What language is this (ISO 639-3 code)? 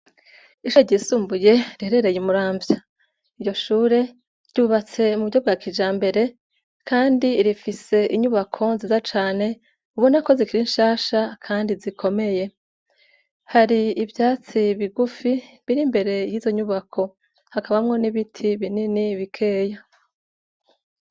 run